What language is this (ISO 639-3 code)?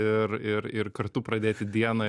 lit